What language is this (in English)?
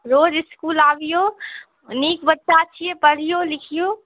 Maithili